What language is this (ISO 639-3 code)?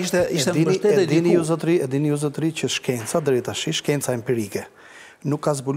ron